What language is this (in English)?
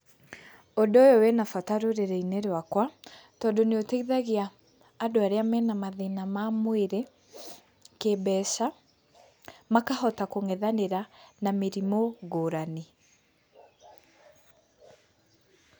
Kikuyu